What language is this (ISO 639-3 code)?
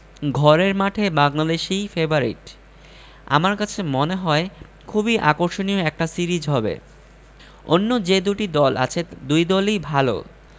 ben